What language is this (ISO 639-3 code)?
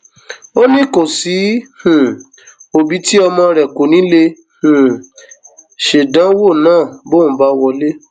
yor